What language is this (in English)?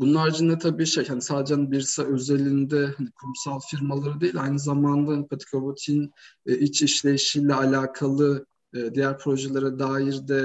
Turkish